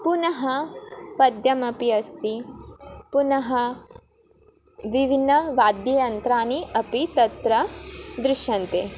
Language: Sanskrit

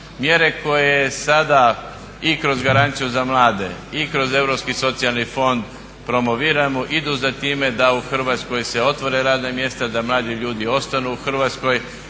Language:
Croatian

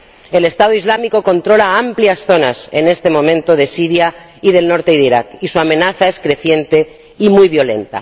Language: Spanish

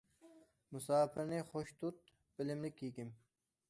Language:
Uyghur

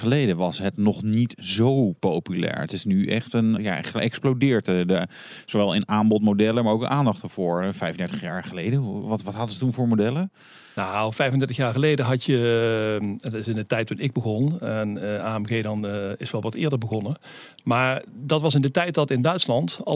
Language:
Dutch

